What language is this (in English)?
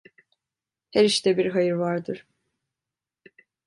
Turkish